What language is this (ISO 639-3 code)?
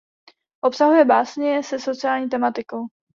ces